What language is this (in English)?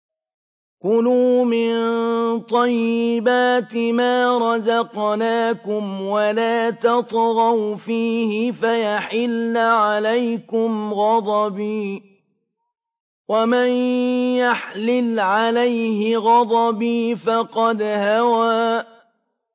Arabic